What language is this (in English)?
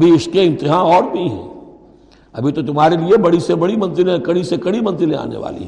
Urdu